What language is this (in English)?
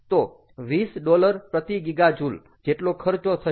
Gujarati